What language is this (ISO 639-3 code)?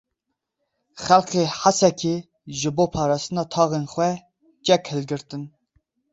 kur